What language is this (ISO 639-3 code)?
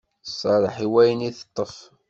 kab